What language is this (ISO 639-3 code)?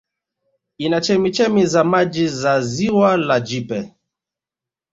swa